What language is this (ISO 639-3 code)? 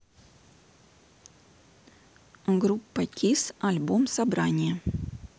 rus